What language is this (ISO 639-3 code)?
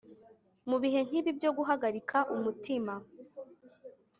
kin